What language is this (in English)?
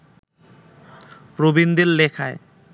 Bangla